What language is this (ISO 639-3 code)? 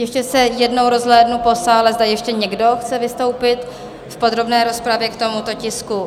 ces